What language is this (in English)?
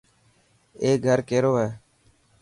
Dhatki